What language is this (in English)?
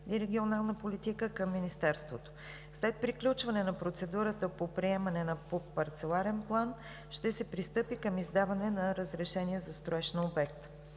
Bulgarian